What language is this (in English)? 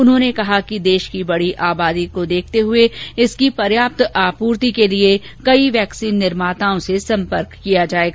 Hindi